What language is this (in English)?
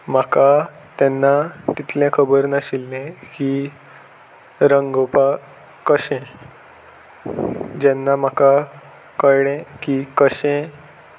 Konkani